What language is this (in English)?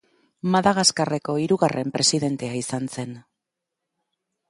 Basque